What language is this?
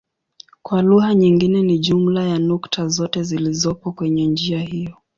Swahili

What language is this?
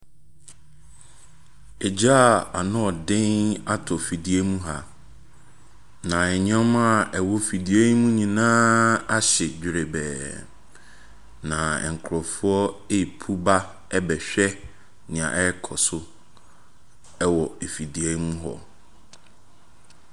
Akan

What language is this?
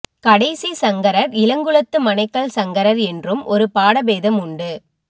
Tamil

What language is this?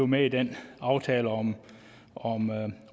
Danish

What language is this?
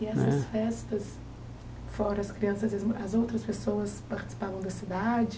Portuguese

